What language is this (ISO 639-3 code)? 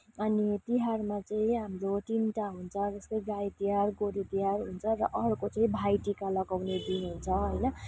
nep